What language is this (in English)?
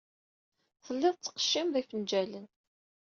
Kabyle